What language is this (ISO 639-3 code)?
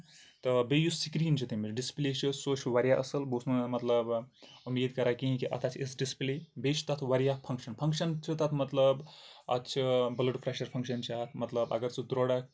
kas